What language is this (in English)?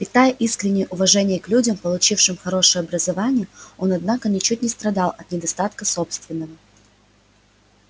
Russian